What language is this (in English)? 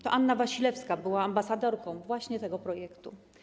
Polish